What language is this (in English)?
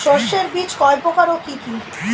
Bangla